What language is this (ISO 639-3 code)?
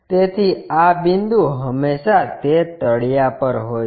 guj